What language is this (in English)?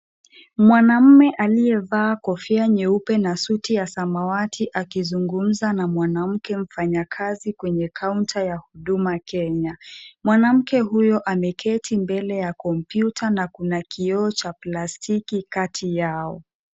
Swahili